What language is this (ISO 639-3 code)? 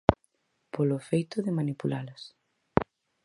glg